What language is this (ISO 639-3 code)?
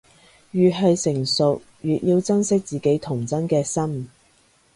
yue